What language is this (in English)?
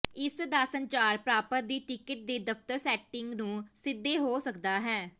Punjabi